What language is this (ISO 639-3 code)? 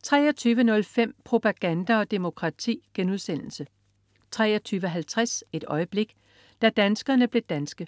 dan